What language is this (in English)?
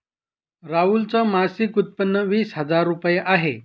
Marathi